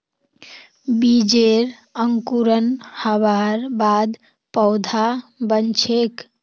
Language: Magahi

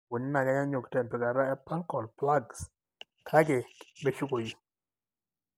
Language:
Masai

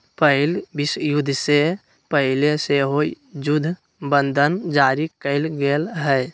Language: Magahi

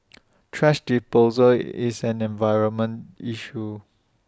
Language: English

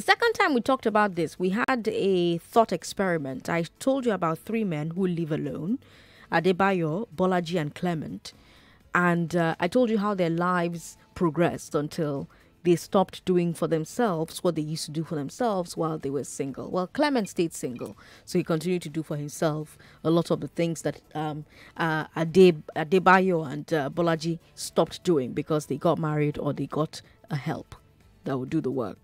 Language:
English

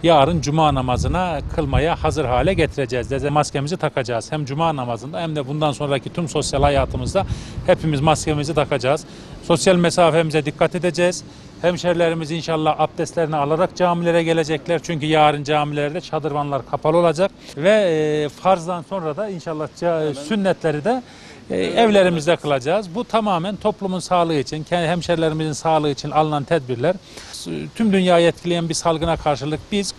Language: Turkish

